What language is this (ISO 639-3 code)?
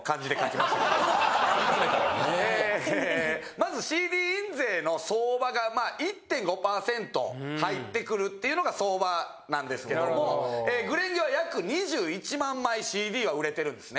jpn